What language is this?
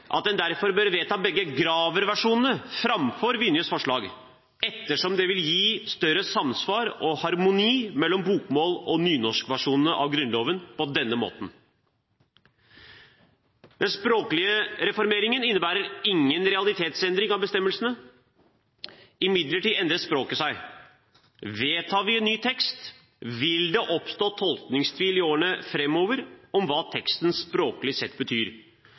Norwegian Bokmål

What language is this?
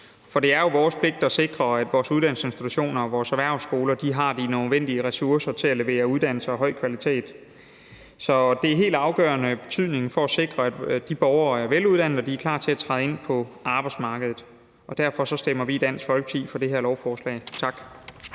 Danish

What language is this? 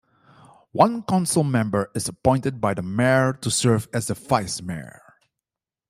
English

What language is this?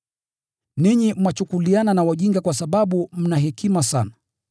Swahili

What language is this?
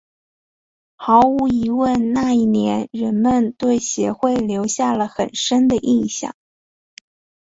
Chinese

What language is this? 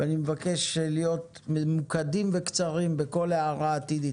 Hebrew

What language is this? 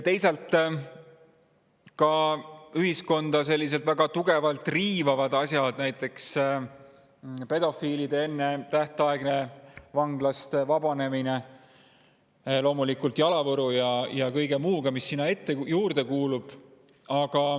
Estonian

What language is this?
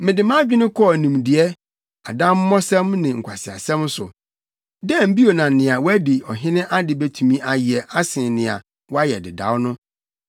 Akan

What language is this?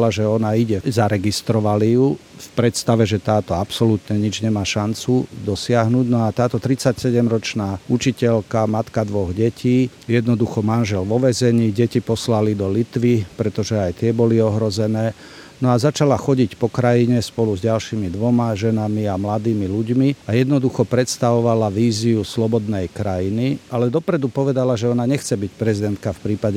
Slovak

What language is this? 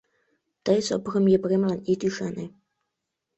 Mari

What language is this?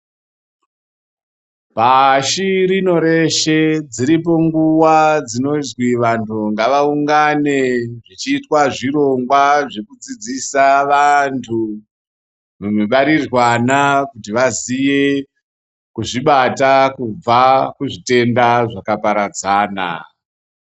Ndau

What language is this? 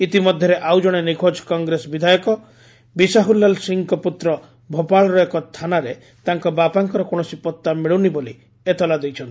Odia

